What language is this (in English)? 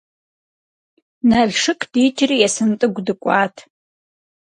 Kabardian